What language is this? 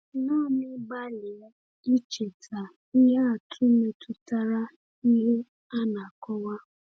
Igbo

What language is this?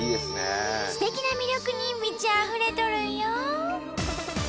Japanese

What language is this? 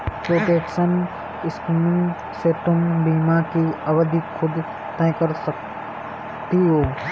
Hindi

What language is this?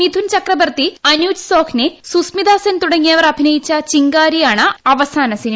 Malayalam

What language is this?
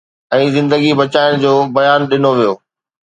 Sindhi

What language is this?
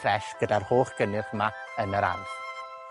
Welsh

